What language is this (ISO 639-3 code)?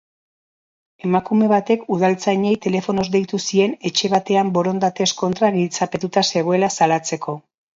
eus